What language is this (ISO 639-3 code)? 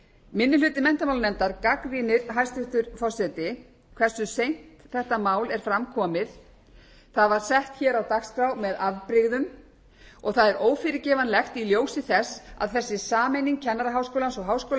isl